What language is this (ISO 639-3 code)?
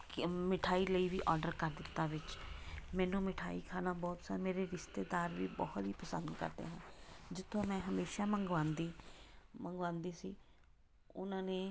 pan